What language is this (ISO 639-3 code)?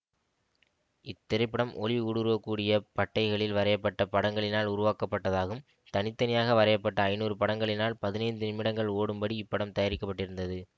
tam